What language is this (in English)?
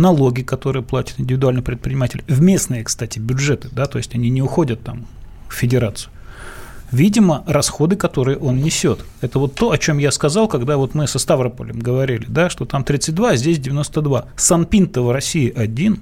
Russian